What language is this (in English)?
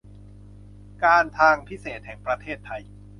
Thai